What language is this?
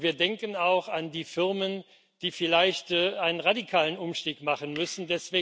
German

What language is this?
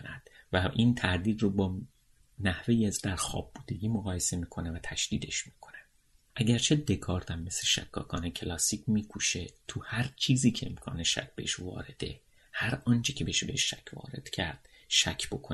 Persian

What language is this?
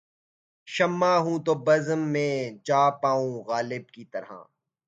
Urdu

